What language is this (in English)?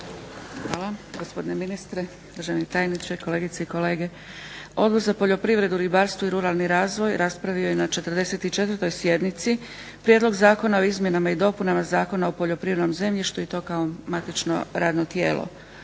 Croatian